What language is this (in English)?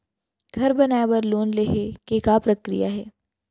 Chhattisgarhi